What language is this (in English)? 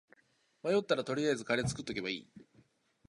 Japanese